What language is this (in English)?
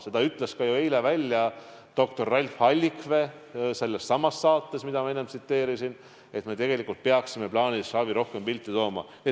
Estonian